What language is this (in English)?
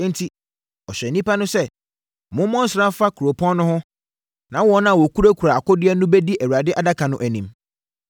Akan